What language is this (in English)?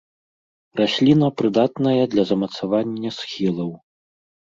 Belarusian